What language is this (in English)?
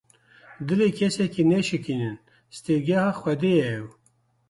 Kurdish